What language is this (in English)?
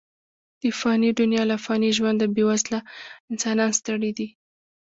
Pashto